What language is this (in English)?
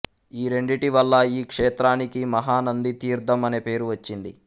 Telugu